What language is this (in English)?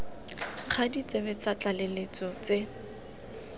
Tswana